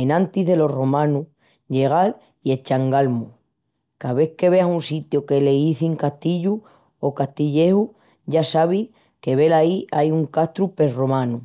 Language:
Extremaduran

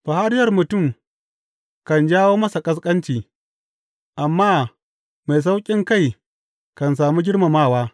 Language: Hausa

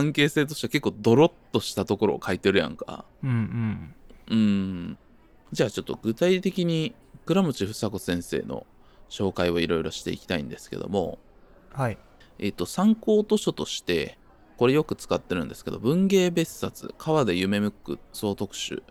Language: Japanese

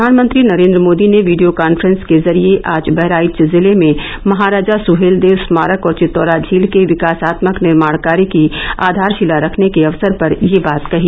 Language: Hindi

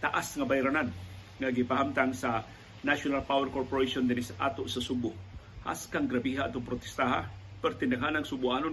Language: Filipino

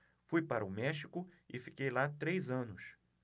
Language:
Portuguese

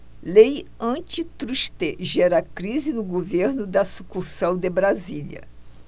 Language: Portuguese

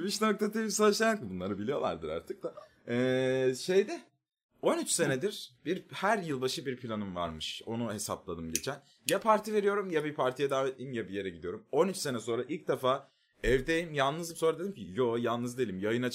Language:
Turkish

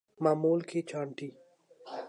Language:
Urdu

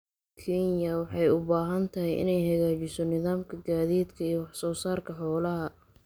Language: Somali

